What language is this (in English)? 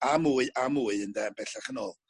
Welsh